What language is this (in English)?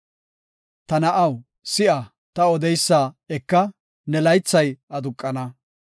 Gofa